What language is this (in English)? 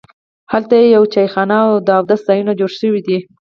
Pashto